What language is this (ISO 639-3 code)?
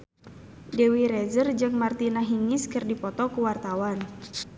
sun